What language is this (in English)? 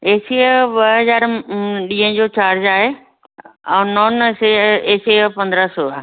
Sindhi